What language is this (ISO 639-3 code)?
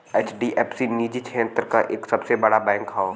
bho